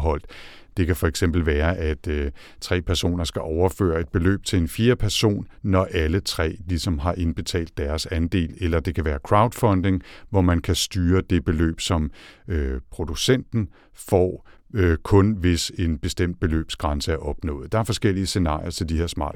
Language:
Danish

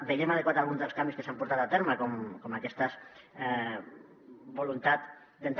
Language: Catalan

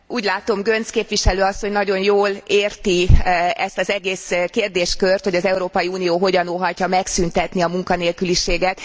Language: Hungarian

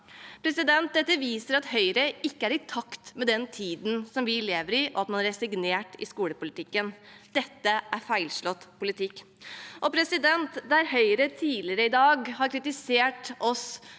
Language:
Norwegian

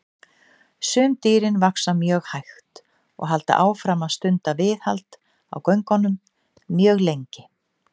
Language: Icelandic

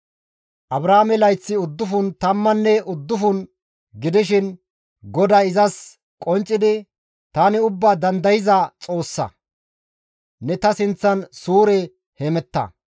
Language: Gamo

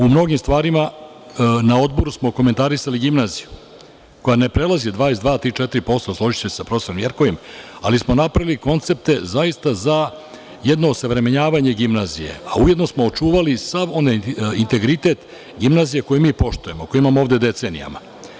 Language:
Serbian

